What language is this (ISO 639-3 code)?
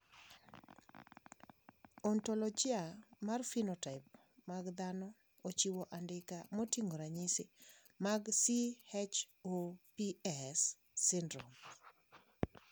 luo